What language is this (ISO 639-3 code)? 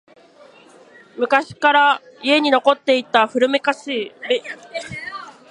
jpn